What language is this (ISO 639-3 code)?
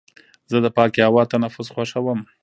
pus